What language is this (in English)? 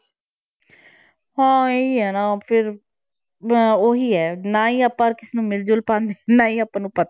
Punjabi